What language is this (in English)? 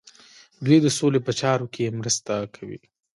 Pashto